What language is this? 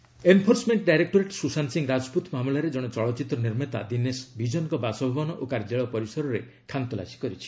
Odia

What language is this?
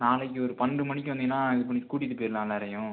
Tamil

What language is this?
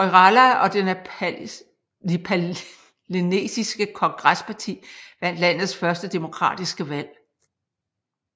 Danish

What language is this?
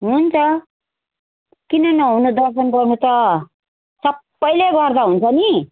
Nepali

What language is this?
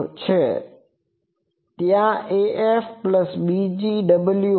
Gujarati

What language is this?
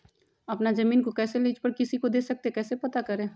Magahi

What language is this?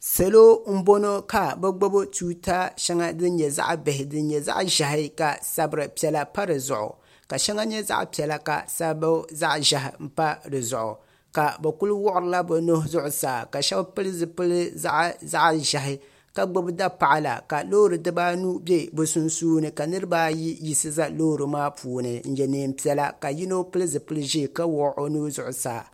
Dagbani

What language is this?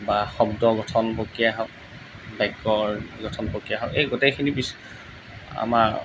Assamese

